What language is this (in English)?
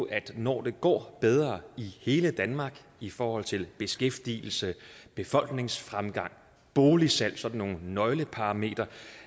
Danish